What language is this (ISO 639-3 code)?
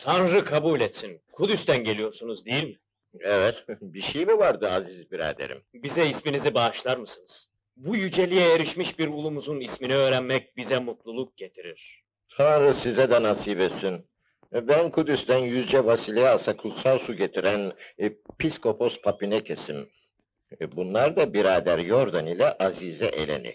tur